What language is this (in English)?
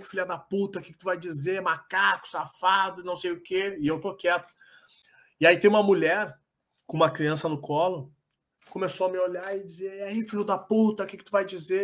Portuguese